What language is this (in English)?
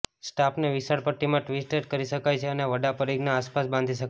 Gujarati